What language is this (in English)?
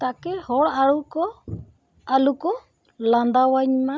Santali